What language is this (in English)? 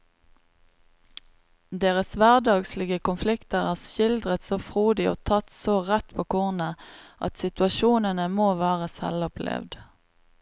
Norwegian